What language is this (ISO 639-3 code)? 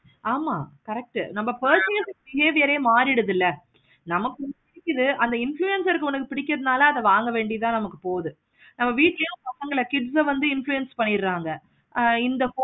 tam